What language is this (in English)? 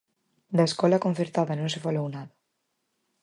Galician